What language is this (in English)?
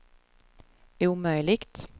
Swedish